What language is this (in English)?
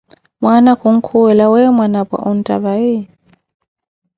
Koti